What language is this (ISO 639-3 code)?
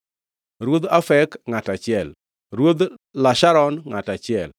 luo